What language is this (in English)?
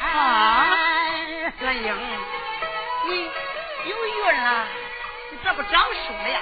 Chinese